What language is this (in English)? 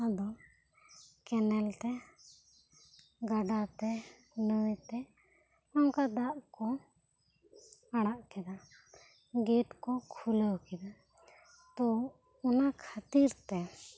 Santali